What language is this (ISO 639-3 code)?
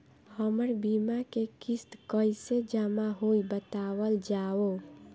bho